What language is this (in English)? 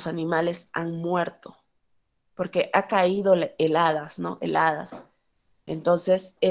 Spanish